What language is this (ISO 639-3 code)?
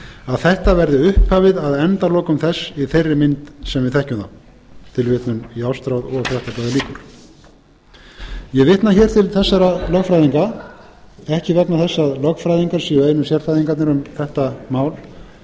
isl